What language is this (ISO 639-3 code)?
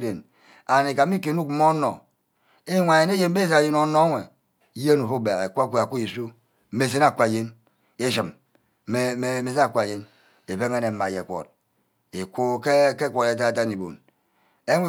byc